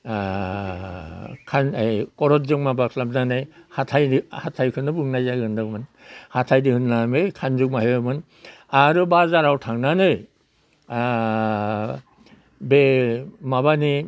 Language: Bodo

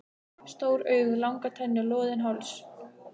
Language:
Icelandic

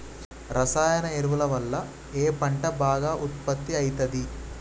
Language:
Telugu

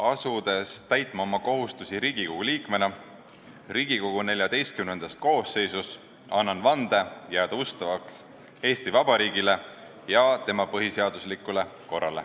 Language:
Estonian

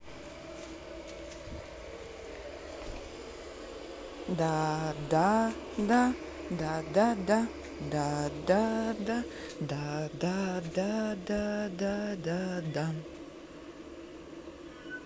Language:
Russian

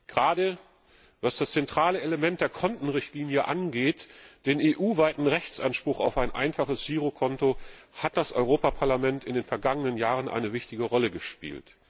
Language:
German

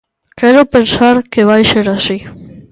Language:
Galician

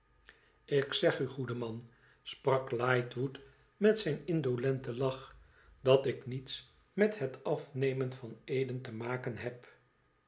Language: Dutch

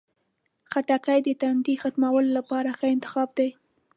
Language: Pashto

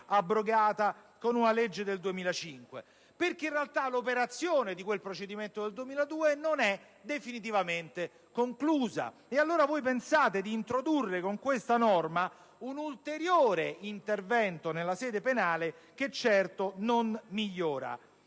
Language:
Italian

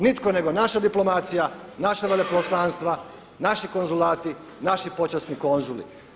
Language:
Croatian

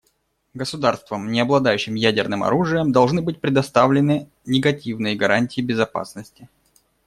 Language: Russian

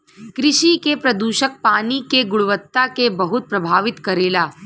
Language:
Bhojpuri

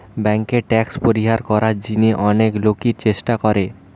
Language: Bangla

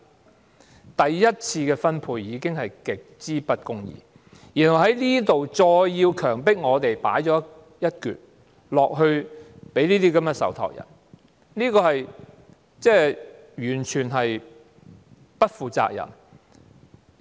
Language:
Cantonese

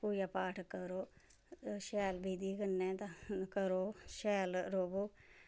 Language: Dogri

